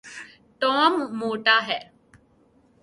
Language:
Urdu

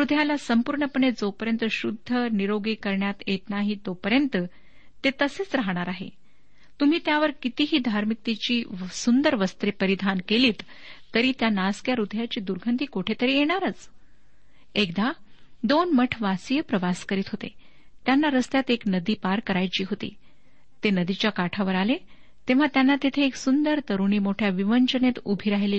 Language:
Marathi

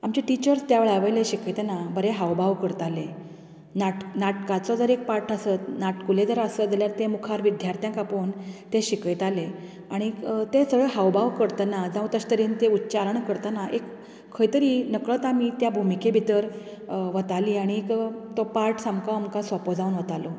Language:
Konkani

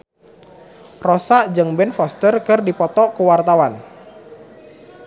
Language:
Sundanese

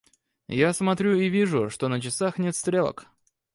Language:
Russian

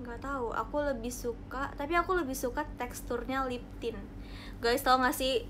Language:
Indonesian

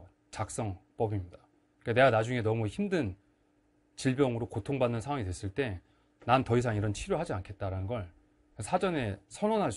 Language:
Korean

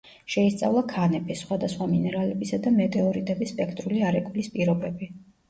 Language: Georgian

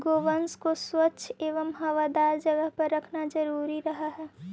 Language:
Magahi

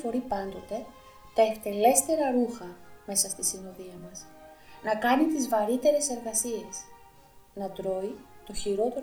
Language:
Greek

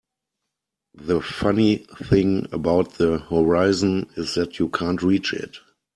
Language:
English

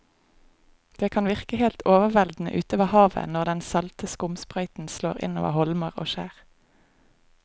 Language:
Norwegian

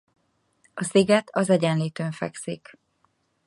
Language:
Hungarian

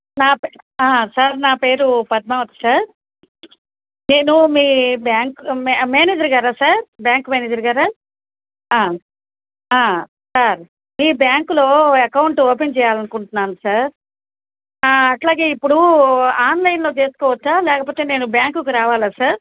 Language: Telugu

